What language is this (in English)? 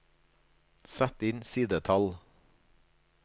Norwegian